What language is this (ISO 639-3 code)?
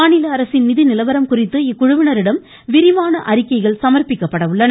tam